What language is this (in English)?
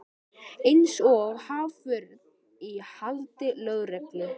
Icelandic